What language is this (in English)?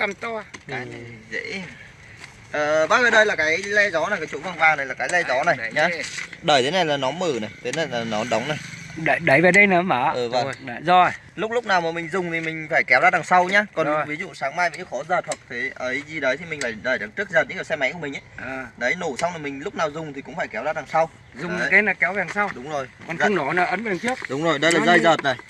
Vietnamese